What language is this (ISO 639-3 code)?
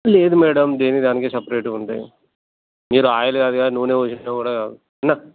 tel